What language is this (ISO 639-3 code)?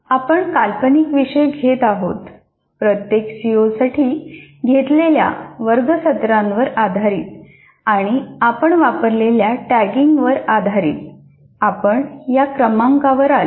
mar